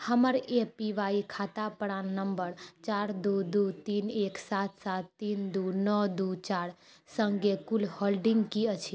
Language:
Maithili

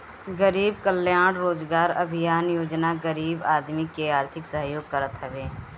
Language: Bhojpuri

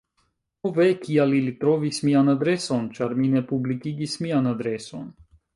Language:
Esperanto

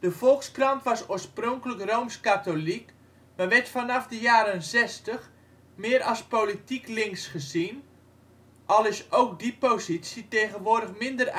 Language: Dutch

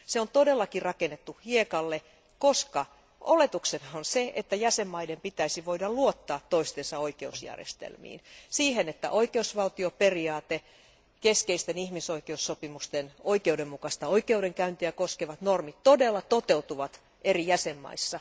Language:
Finnish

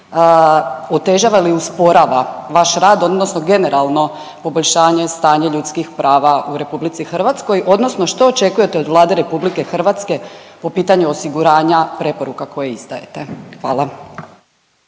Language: Croatian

